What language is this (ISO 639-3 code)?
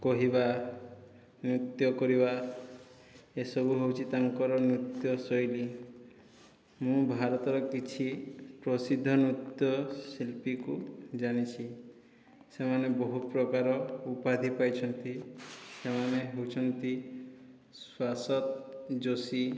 ori